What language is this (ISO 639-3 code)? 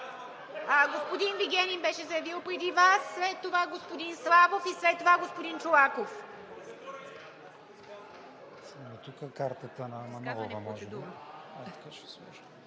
bul